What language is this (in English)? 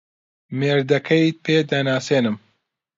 Central Kurdish